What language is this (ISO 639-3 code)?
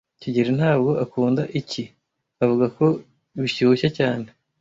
kin